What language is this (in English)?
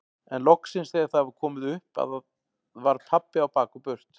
Icelandic